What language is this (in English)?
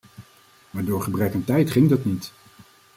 Dutch